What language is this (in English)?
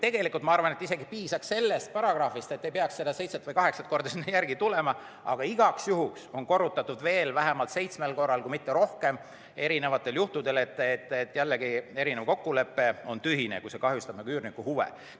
Estonian